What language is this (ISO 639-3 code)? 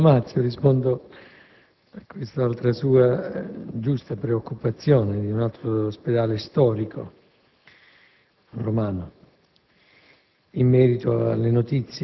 ita